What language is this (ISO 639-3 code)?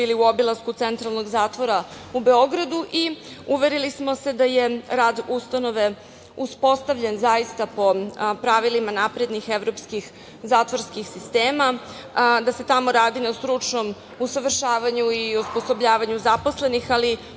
srp